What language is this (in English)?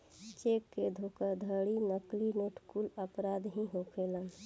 Bhojpuri